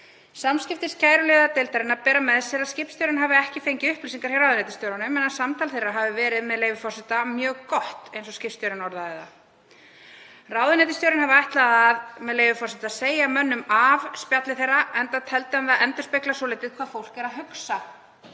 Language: Icelandic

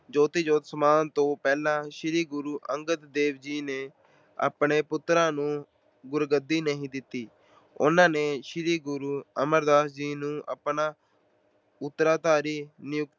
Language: Punjabi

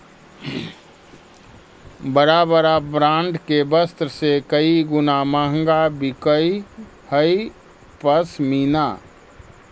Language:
Magahi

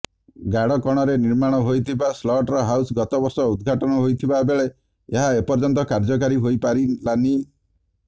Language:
Odia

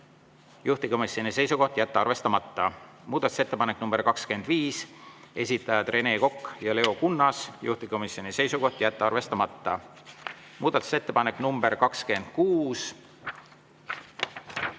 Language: Estonian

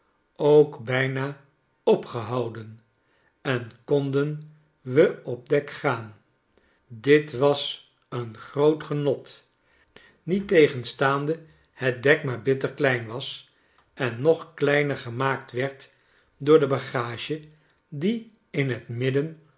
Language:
Dutch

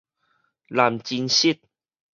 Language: Min Nan Chinese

